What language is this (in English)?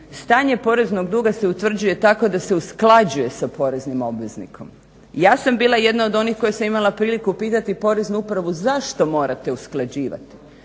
Croatian